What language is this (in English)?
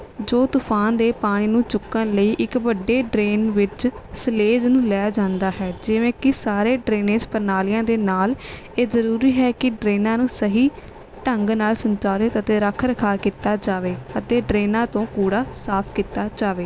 Punjabi